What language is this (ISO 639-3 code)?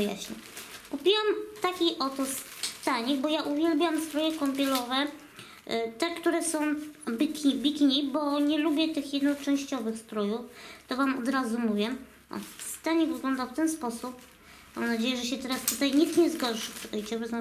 pol